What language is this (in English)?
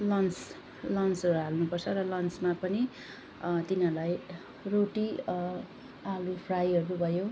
Nepali